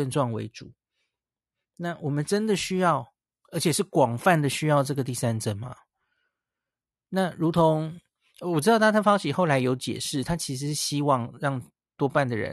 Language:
Chinese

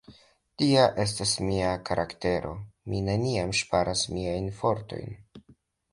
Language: Esperanto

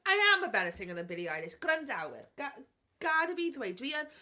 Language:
Welsh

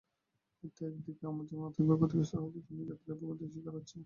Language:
Bangla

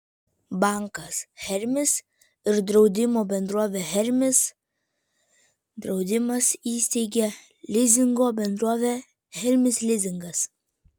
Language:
Lithuanian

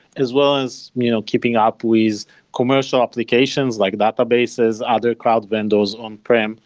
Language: English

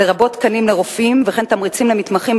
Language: Hebrew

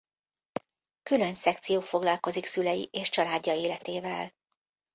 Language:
Hungarian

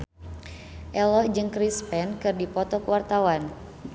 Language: Sundanese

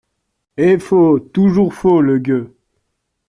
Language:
French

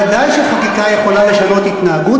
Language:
Hebrew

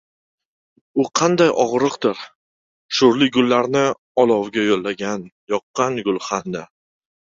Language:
Uzbek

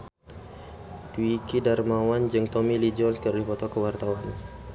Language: Sundanese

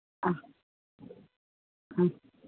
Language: Sanskrit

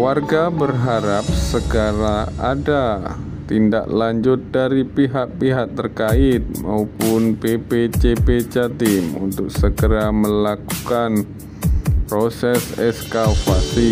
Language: Indonesian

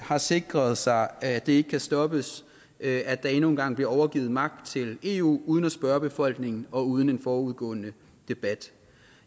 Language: Danish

